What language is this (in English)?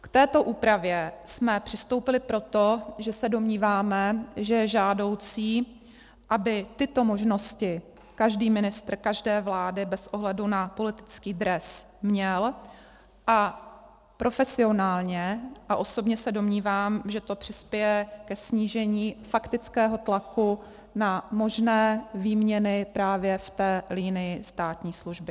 Czech